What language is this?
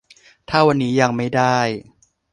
Thai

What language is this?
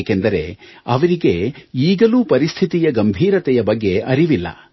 Kannada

